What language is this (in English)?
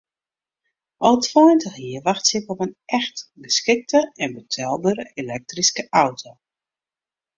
Western Frisian